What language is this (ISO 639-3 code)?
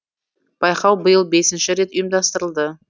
kaz